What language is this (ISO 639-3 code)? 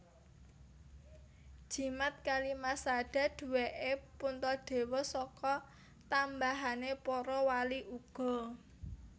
jav